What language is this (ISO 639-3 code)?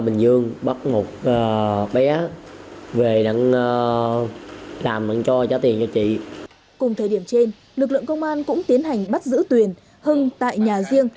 vie